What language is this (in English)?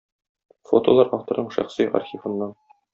Tatar